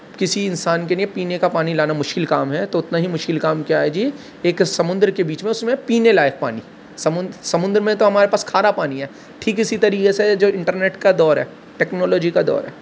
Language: Urdu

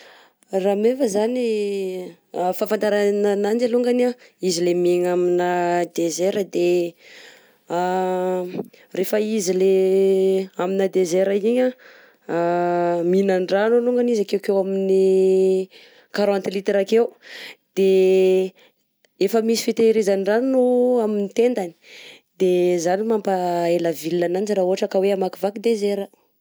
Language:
Southern Betsimisaraka Malagasy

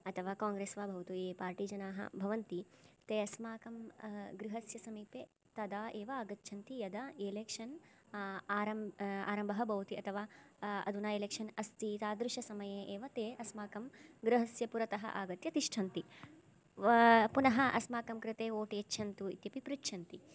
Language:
Sanskrit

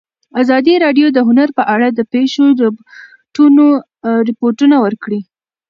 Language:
Pashto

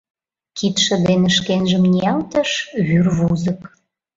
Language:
Mari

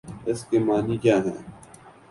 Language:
Urdu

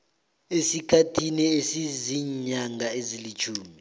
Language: South Ndebele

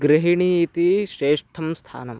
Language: Sanskrit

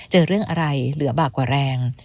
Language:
Thai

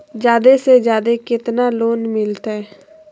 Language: Magahi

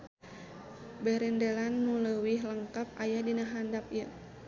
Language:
Sundanese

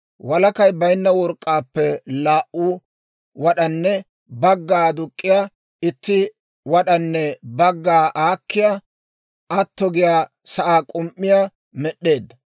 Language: Dawro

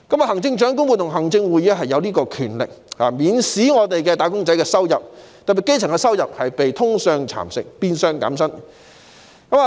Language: Cantonese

